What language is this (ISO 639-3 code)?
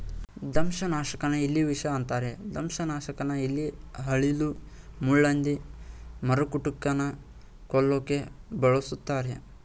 kan